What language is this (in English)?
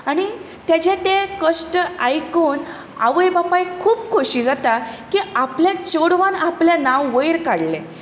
Konkani